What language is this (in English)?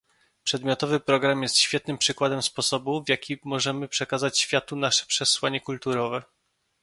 Polish